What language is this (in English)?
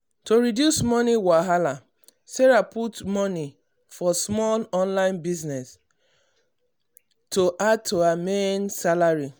Nigerian Pidgin